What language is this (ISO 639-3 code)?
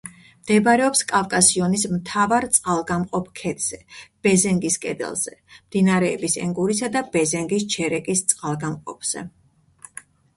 kat